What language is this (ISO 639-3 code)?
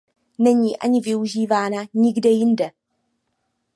ces